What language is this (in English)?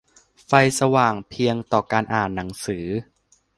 Thai